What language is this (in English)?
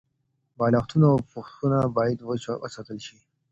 Pashto